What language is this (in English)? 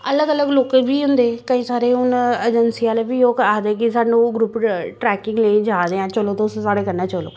Dogri